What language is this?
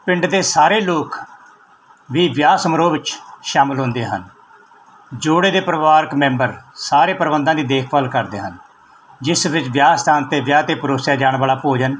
Punjabi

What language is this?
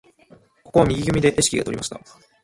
Japanese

